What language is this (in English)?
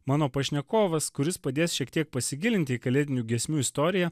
Lithuanian